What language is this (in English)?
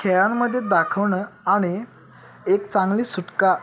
Marathi